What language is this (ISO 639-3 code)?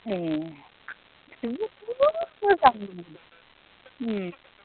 brx